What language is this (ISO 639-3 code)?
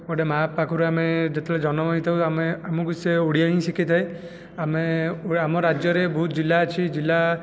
ori